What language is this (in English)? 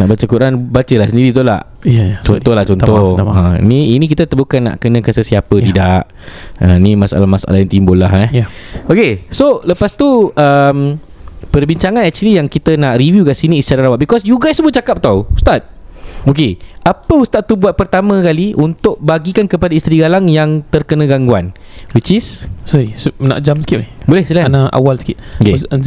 Malay